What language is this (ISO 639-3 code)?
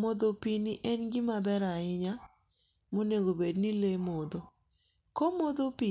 luo